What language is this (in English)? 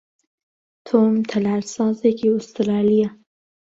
Central Kurdish